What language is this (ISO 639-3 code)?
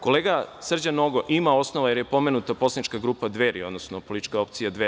srp